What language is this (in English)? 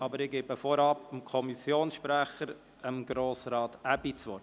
Swiss German